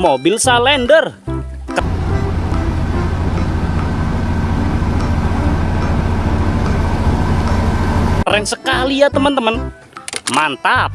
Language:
Indonesian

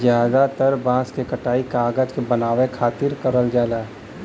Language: Bhojpuri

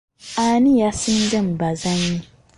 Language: Ganda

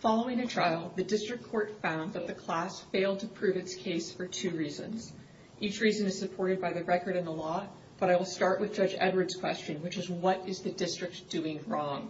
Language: English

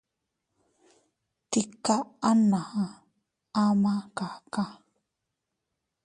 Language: Teutila Cuicatec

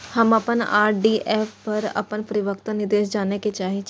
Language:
Maithili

